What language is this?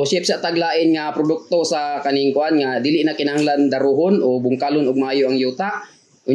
Filipino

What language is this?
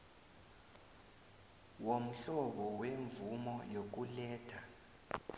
South Ndebele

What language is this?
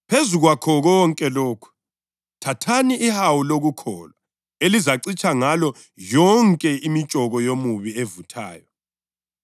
North Ndebele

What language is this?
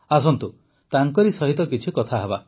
Odia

